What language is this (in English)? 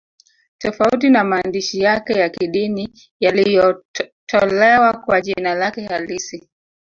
Swahili